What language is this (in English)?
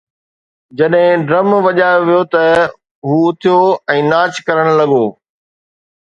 Sindhi